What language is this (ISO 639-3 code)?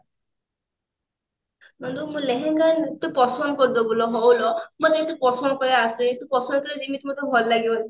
ori